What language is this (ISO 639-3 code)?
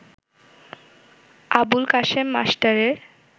ben